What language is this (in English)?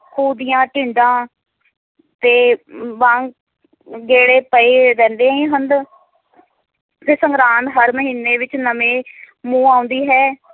Punjabi